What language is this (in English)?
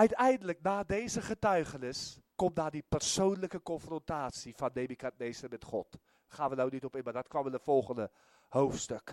Dutch